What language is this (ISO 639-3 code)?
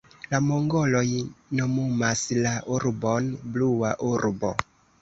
epo